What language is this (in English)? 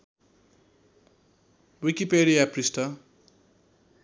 Nepali